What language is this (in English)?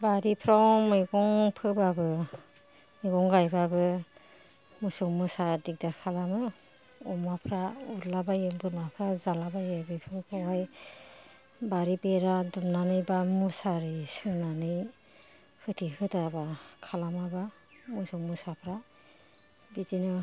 Bodo